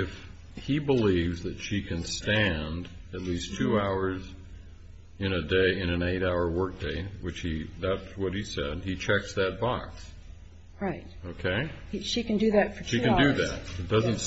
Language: English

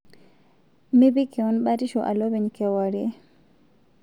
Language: Masai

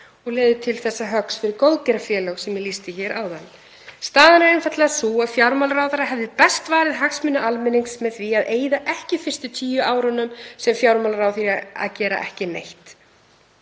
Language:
Icelandic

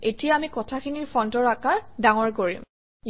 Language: Assamese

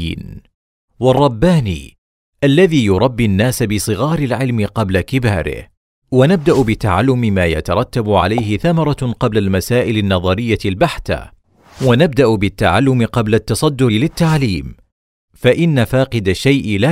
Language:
Arabic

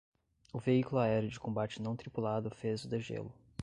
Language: Portuguese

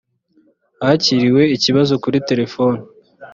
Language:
Kinyarwanda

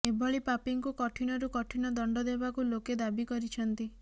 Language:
Odia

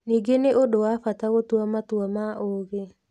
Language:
Kikuyu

